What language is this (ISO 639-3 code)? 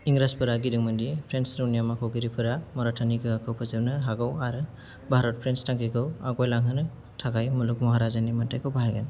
brx